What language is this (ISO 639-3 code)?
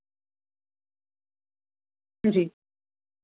doi